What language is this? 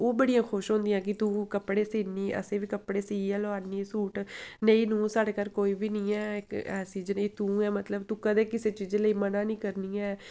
Dogri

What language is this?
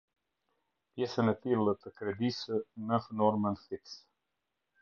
Albanian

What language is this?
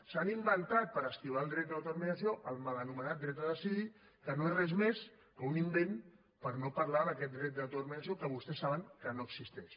Catalan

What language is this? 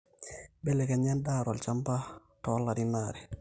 Masai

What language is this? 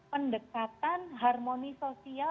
Indonesian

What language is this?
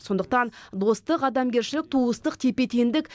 Kazakh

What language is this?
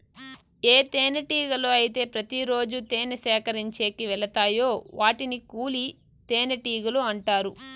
Telugu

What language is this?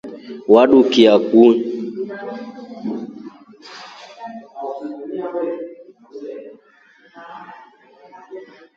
Rombo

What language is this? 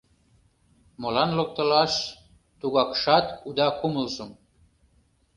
Mari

